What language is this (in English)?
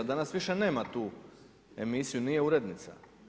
Croatian